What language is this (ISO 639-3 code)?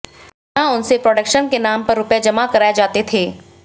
hin